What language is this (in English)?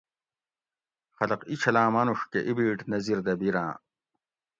Gawri